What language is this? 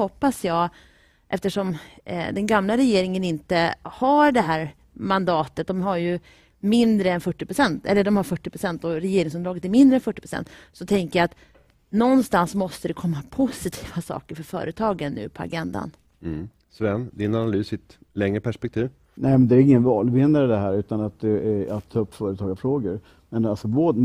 Swedish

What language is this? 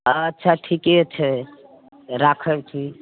Maithili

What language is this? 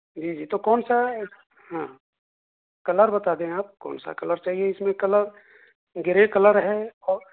Urdu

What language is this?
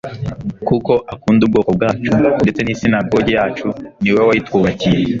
Kinyarwanda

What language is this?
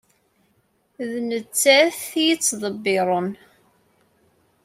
Kabyle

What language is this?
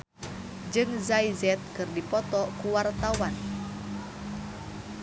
Sundanese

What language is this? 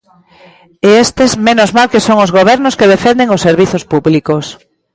Galician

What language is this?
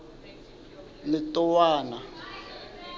Southern Sotho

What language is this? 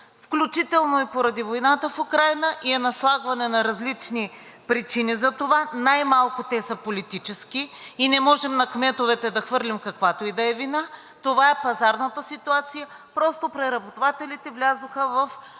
Bulgarian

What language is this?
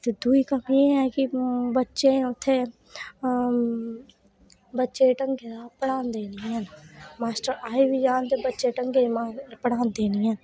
Dogri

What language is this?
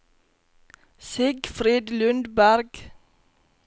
Norwegian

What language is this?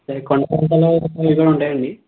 Telugu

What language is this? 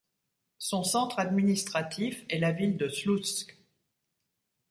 French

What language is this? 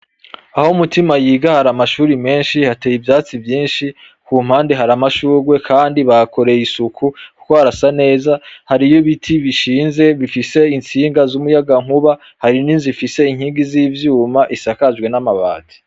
Rundi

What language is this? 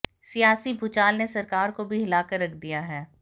Hindi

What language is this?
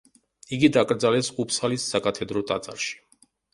Georgian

